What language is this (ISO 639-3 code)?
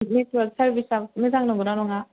brx